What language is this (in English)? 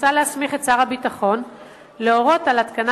Hebrew